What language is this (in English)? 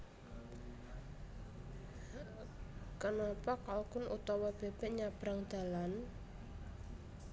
Javanese